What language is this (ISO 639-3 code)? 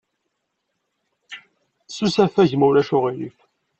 kab